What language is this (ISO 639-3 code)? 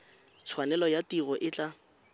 tsn